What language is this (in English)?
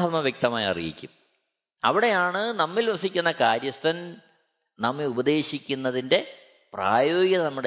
Malayalam